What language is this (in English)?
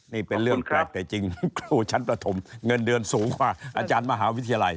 Thai